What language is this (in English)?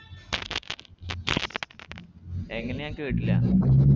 Malayalam